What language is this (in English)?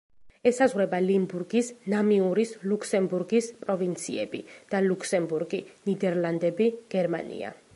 Georgian